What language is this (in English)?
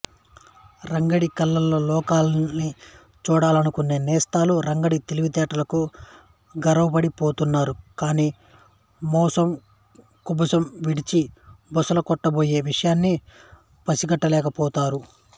Telugu